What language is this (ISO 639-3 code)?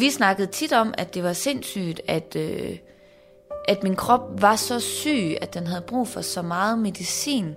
dan